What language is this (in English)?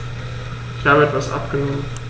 German